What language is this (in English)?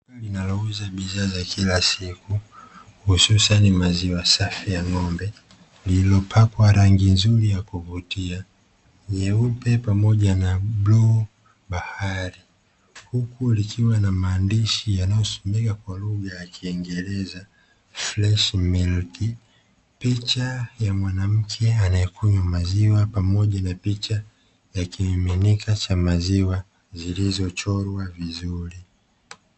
Swahili